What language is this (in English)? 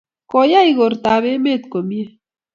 Kalenjin